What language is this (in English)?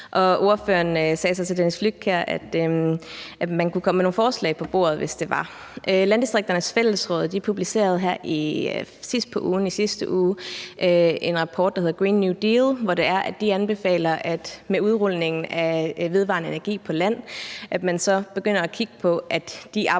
Danish